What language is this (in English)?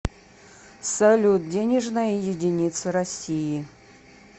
Russian